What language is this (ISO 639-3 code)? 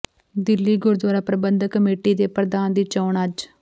pan